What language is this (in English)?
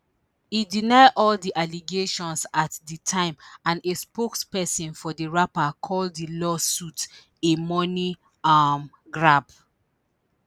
Nigerian Pidgin